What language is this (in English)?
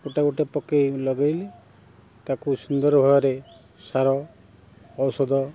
Odia